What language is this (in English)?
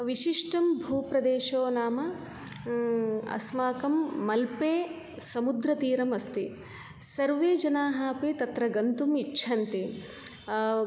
Sanskrit